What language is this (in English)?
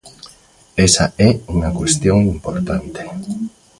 Galician